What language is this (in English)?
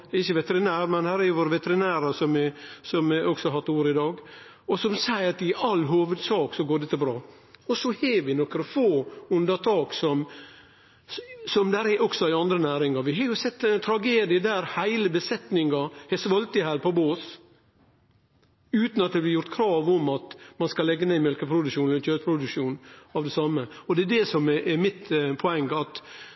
Norwegian Nynorsk